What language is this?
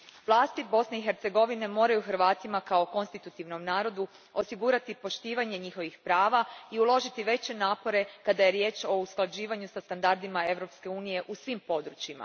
Croatian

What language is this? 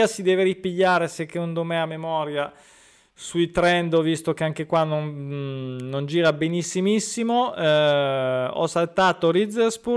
Italian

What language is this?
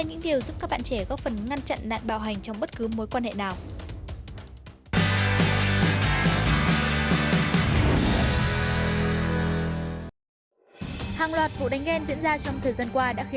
Vietnamese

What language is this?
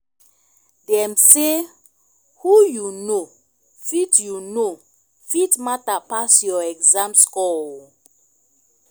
Nigerian Pidgin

